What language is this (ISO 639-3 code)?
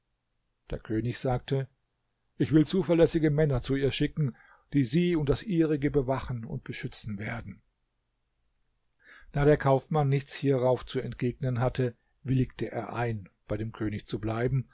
deu